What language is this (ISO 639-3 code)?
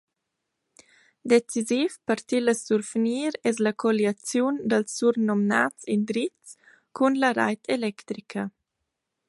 roh